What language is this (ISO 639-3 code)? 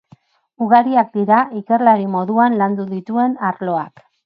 eus